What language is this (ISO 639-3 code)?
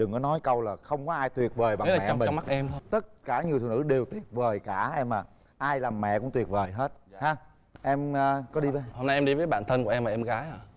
vie